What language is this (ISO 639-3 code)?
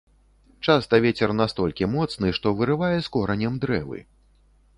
bel